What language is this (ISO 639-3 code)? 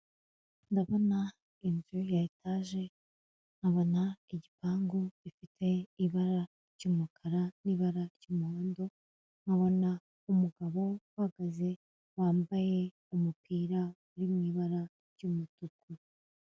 kin